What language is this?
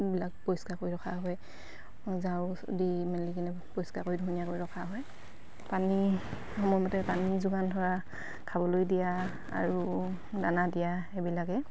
Assamese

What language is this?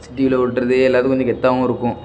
Tamil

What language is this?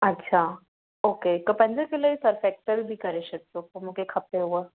Sindhi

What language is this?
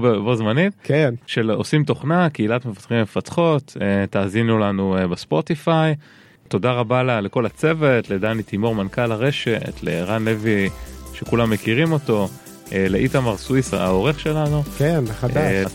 Hebrew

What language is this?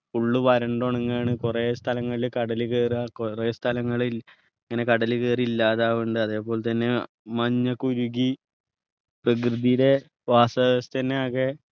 Malayalam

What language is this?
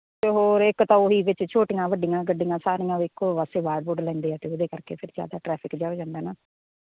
Punjabi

